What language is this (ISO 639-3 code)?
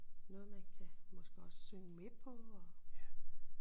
dan